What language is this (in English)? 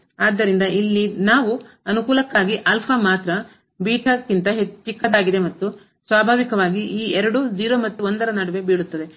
Kannada